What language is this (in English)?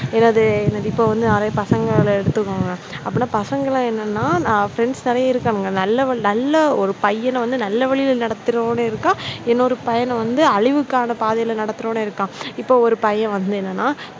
Tamil